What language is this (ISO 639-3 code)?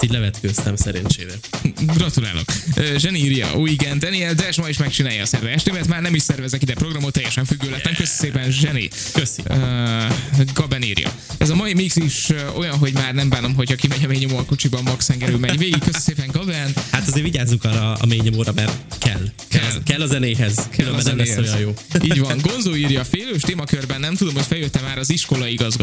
hun